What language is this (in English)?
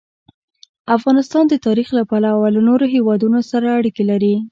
Pashto